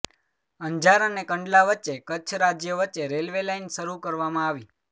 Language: Gujarati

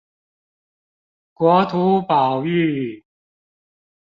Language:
Chinese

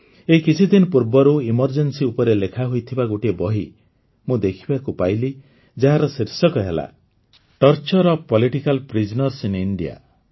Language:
Odia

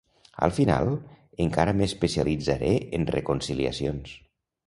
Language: Catalan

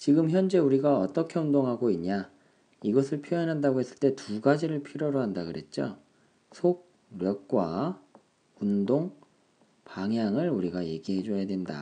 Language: Korean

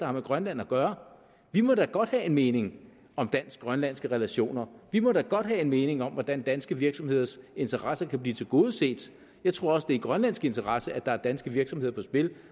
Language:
Danish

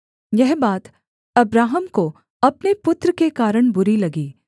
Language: Hindi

